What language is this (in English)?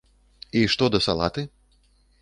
Belarusian